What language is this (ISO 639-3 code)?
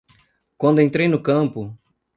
por